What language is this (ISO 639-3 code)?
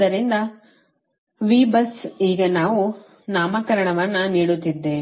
kan